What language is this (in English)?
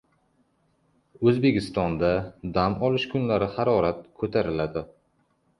Uzbek